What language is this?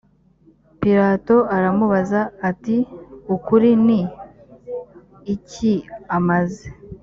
Kinyarwanda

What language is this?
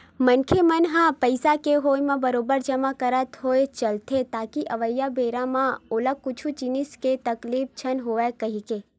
Chhattisgarhi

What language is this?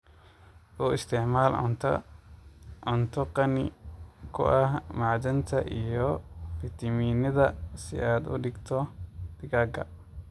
Somali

